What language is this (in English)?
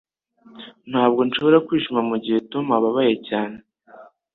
Kinyarwanda